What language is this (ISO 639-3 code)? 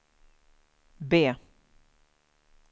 swe